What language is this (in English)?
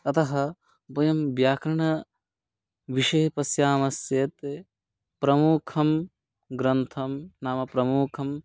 Sanskrit